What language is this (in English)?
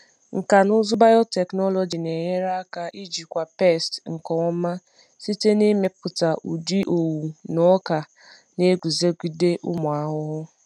Igbo